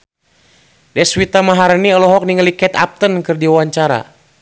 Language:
Sundanese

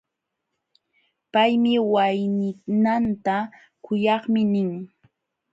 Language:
Jauja Wanca Quechua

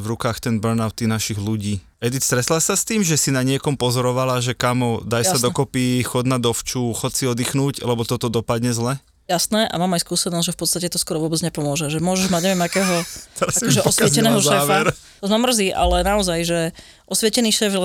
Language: Slovak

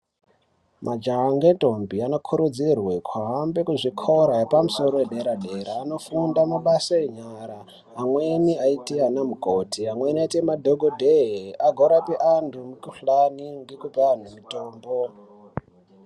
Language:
Ndau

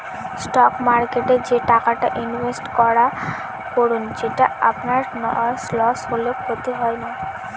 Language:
Bangla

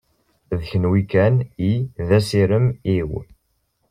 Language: Kabyle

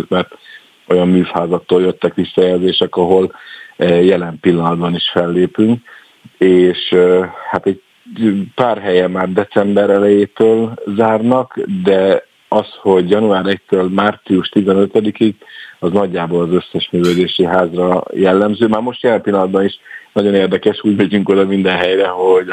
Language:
Hungarian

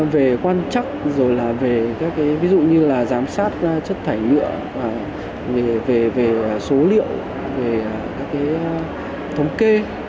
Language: Vietnamese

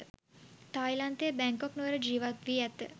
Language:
Sinhala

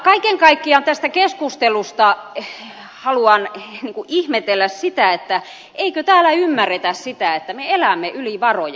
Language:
Finnish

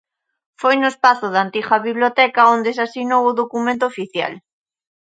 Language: Galician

